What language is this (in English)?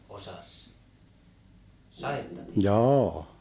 Finnish